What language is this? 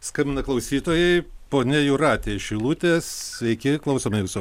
Lithuanian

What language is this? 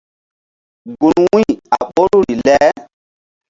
Mbum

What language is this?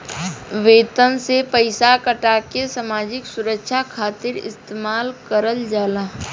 Bhojpuri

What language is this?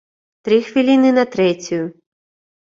Belarusian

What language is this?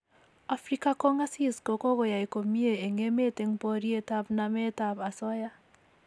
Kalenjin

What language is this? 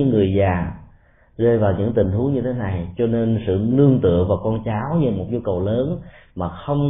Vietnamese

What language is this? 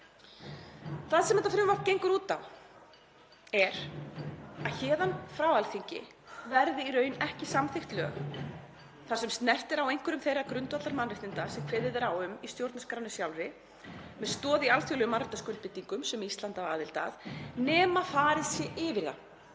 Icelandic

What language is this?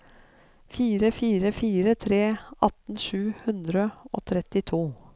Norwegian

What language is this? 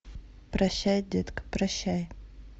Russian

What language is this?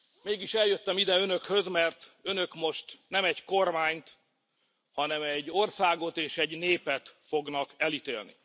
Hungarian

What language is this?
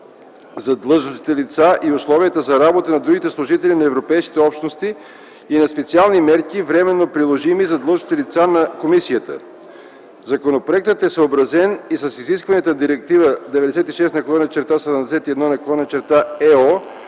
Bulgarian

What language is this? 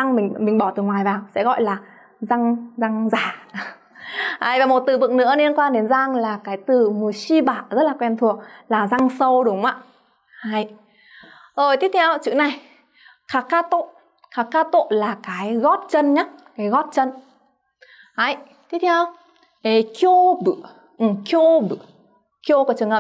Vietnamese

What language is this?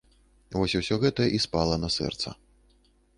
Belarusian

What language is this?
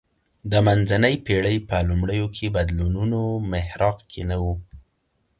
Pashto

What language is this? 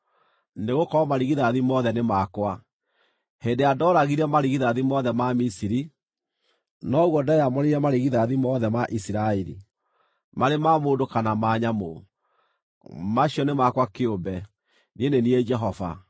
Kikuyu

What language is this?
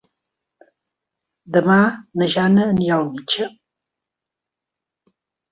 Catalan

